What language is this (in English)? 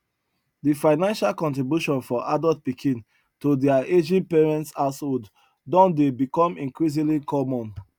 Nigerian Pidgin